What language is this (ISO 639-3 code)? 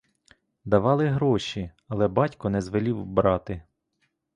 ukr